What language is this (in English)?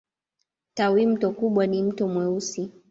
Swahili